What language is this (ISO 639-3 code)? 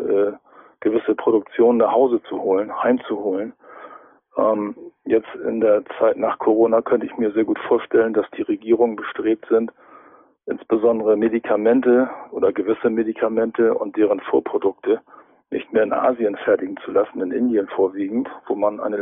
deu